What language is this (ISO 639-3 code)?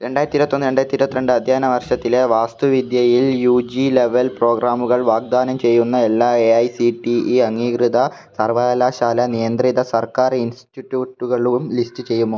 mal